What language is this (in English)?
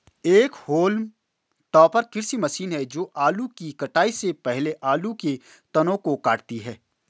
Hindi